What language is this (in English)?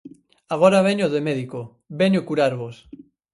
Galician